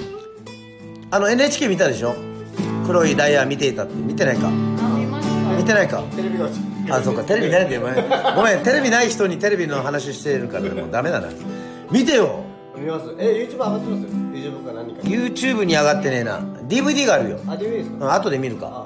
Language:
Japanese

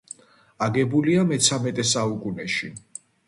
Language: Georgian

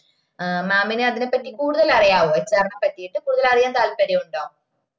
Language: Malayalam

